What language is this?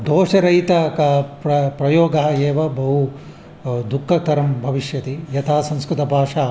Sanskrit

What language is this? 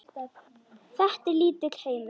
Icelandic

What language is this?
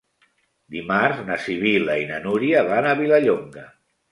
Catalan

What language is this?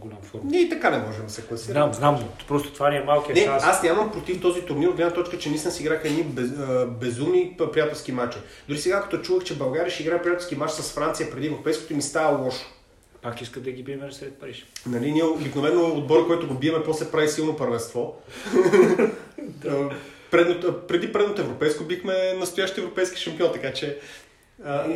Bulgarian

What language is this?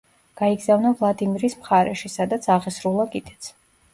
Georgian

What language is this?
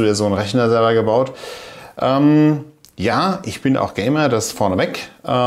German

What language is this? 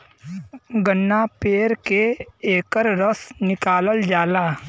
Bhojpuri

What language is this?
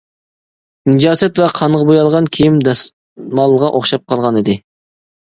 Uyghur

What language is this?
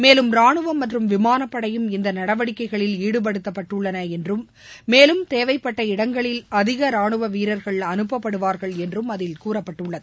Tamil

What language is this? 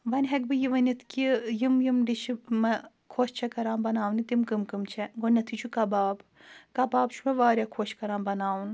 Kashmiri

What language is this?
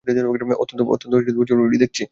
Bangla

